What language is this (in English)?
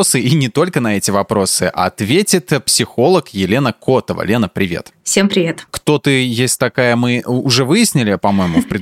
Russian